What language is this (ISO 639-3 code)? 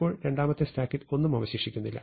mal